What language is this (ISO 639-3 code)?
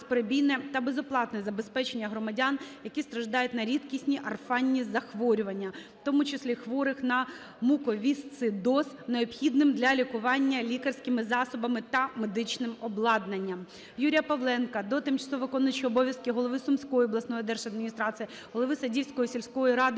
ukr